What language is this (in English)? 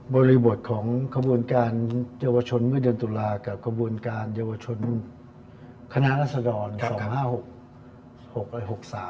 Thai